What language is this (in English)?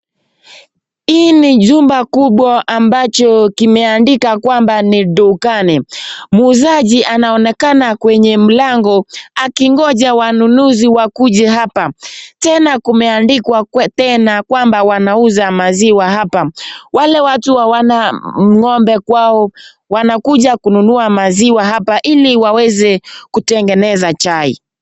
Swahili